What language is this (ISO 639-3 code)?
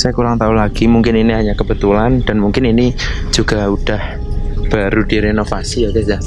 ind